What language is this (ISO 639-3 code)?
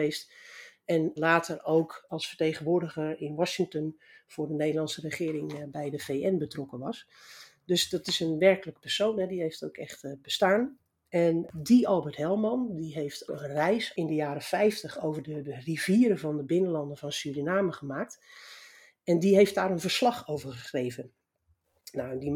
nld